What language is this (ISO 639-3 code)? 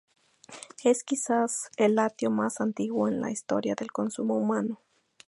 spa